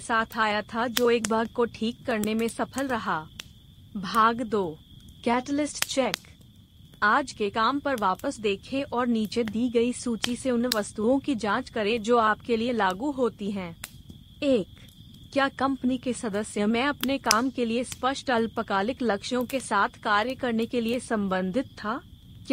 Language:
Hindi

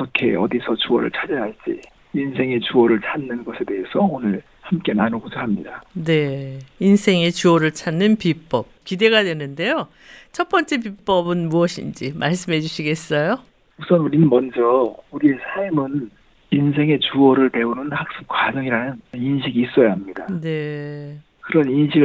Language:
Korean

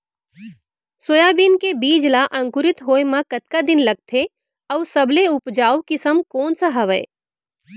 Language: Chhattisgarhi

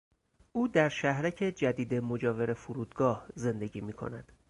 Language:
Persian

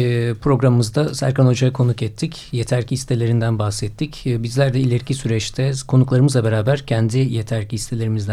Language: Turkish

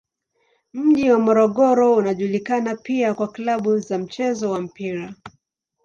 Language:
Swahili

